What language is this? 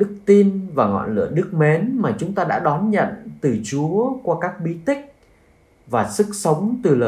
Vietnamese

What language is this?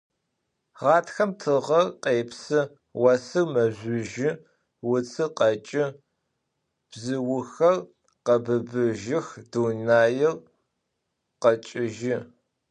Adyghe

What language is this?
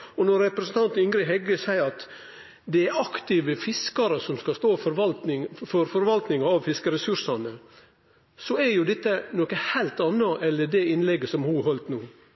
Norwegian Nynorsk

